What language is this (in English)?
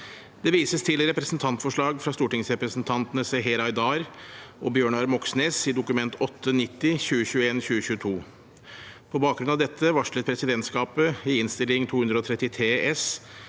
Norwegian